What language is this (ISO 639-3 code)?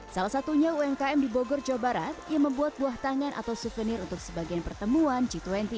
ind